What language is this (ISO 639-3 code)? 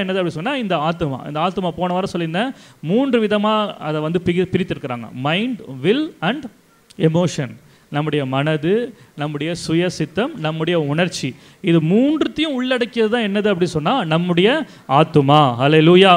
ron